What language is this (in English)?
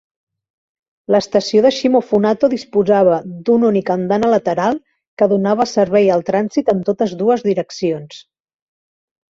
Catalan